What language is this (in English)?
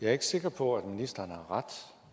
Danish